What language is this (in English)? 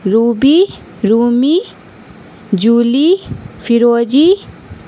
Urdu